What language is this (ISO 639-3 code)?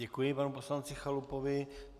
ces